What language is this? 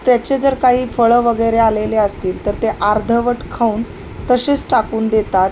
Marathi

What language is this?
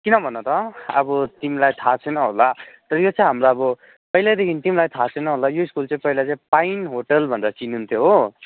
Nepali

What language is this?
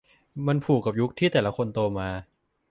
Thai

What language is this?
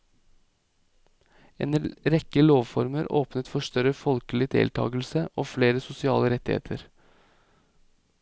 Norwegian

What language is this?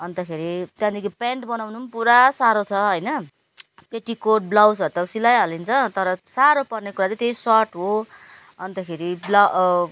Nepali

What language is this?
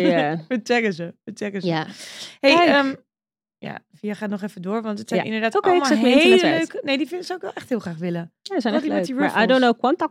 Dutch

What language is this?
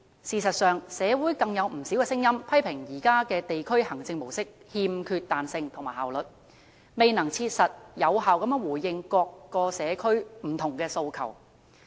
Cantonese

